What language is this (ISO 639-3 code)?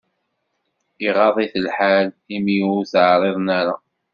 kab